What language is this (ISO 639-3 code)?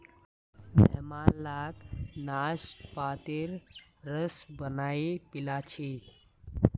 mag